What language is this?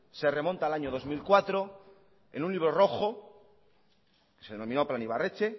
Spanish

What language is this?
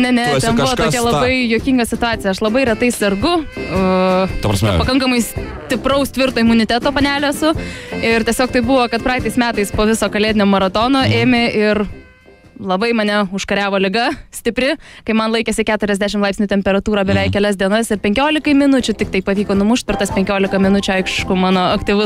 Lithuanian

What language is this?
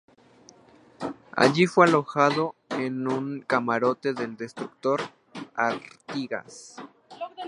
Spanish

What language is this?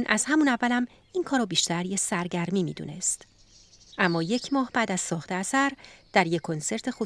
Persian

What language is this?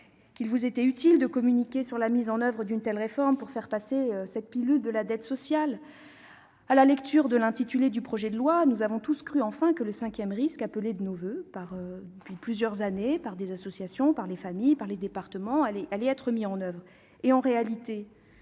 French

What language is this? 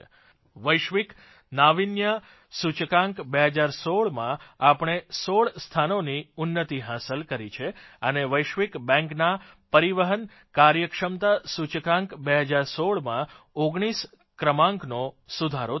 Gujarati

